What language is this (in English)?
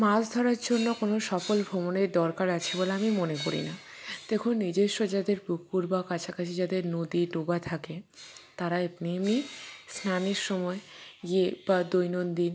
Bangla